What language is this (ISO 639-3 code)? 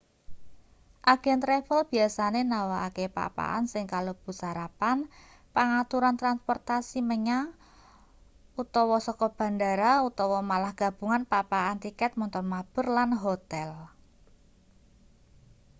jav